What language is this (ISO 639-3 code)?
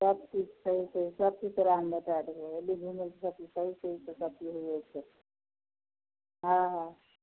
mai